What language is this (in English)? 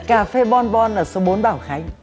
Vietnamese